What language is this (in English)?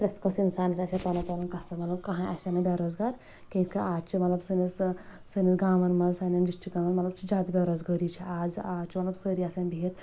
Kashmiri